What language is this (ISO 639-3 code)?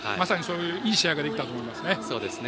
jpn